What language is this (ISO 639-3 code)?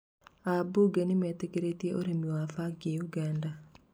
kik